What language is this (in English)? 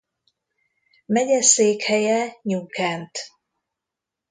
Hungarian